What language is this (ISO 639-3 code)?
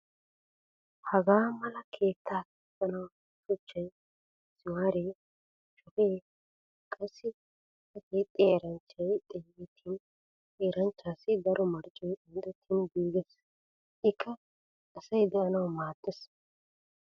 wal